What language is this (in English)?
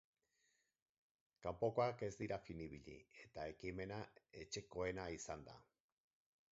Basque